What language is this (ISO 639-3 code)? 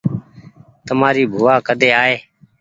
gig